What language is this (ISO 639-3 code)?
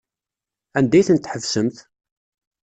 kab